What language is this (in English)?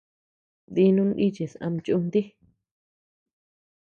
Tepeuxila Cuicatec